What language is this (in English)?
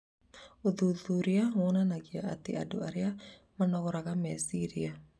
Kikuyu